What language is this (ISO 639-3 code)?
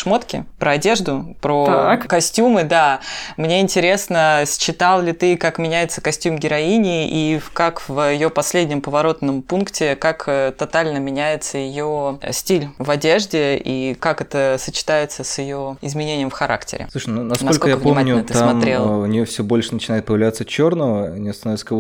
rus